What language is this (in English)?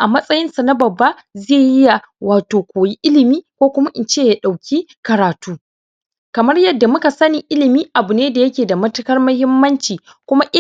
Hausa